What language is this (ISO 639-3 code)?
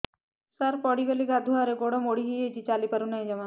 ori